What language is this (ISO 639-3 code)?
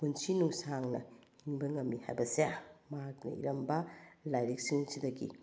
mni